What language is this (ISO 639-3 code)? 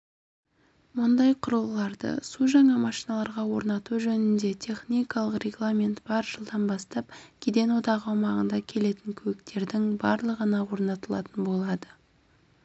kaz